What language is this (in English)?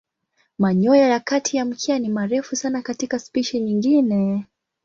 Swahili